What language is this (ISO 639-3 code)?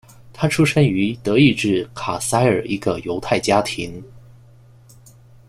zho